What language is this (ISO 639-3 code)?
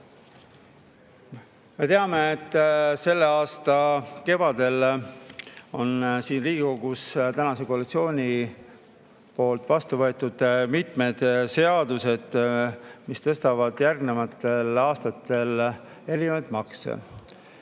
est